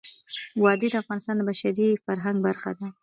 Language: Pashto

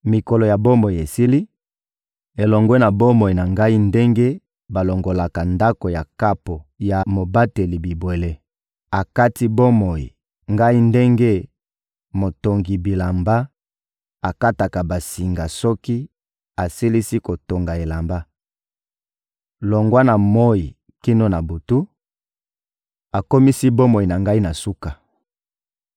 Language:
Lingala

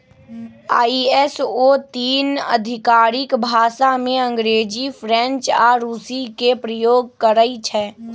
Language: Magahi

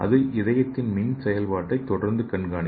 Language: Tamil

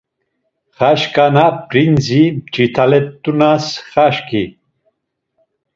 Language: Laz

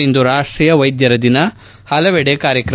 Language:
Kannada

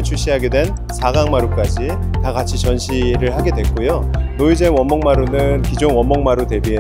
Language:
Korean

